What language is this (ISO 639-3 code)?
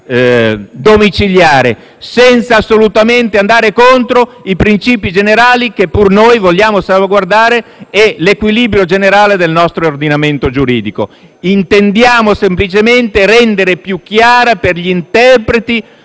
ita